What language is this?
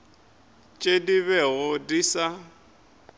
Northern Sotho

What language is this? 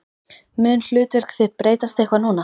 Icelandic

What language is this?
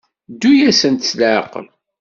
Kabyle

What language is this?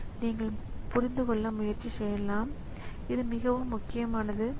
Tamil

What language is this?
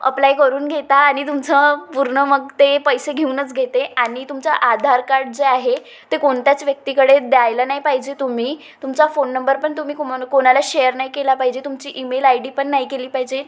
Marathi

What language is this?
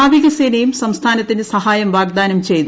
Malayalam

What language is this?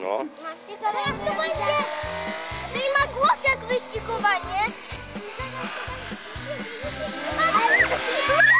Polish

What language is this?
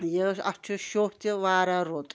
Kashmiri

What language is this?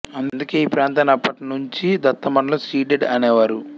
Telugu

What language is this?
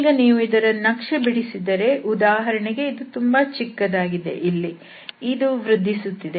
Kannada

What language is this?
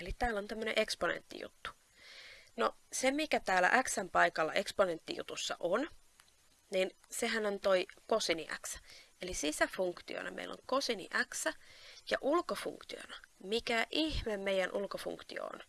Finnish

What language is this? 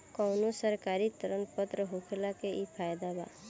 Bhojpuri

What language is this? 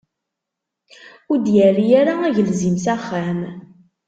Kabyle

